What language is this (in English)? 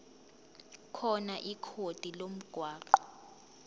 Zulu